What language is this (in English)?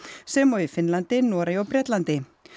Icelandic